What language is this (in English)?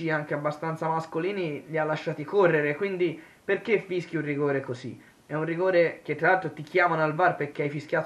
Italian